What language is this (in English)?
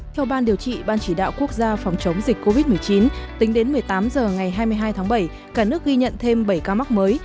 Vietnamese